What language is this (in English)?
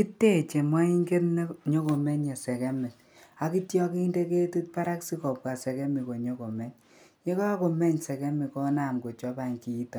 Kalenjin